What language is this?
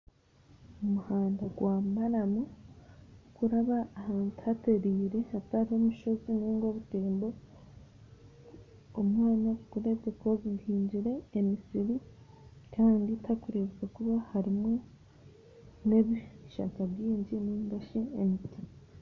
Nyankole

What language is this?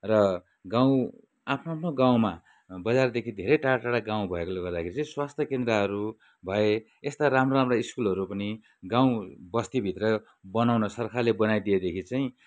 Nepali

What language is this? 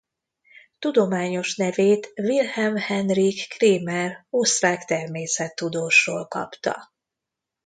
Hungarian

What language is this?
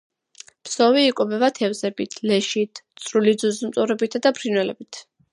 Georgian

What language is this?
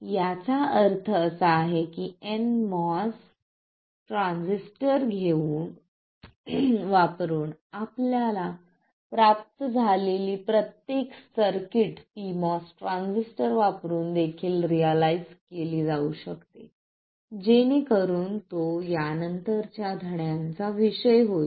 Marathi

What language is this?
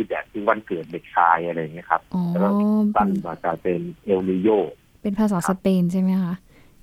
Thai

